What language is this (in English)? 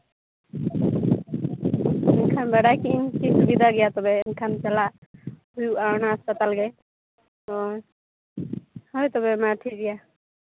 Santali